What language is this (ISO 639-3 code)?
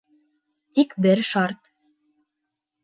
bak